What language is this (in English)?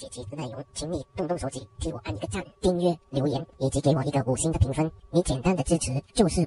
Chinese